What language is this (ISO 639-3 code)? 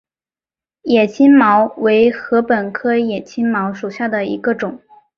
zho